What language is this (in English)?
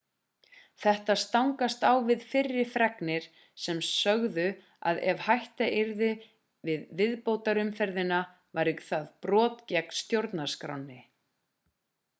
Icelandic